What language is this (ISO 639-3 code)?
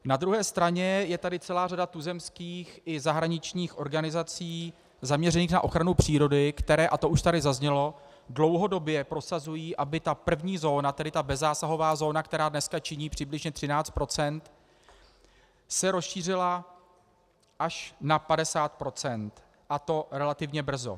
ces